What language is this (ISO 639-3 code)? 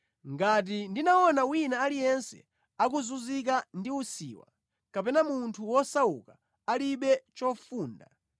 nya